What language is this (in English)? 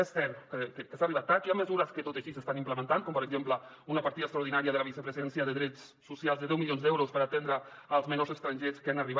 Catalan